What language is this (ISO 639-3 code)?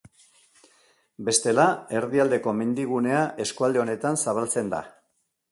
eus